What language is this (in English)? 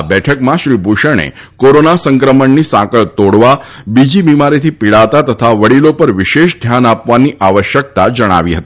Gujarati